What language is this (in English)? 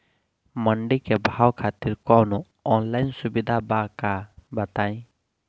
Bhojpuri